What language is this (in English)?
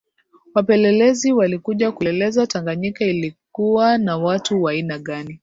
Swahili